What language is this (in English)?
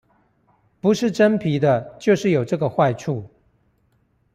Chinese